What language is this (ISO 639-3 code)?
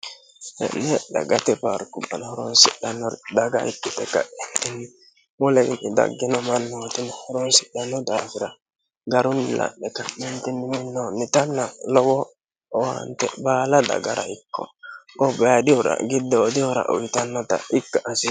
sid